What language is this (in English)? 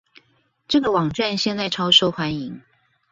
Chinese